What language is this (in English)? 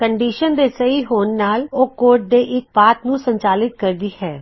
Punjabi